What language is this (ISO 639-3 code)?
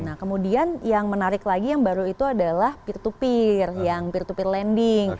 ind